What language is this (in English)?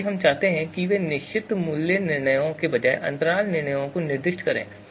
Hindi